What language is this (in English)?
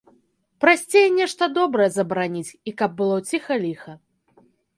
Belarusian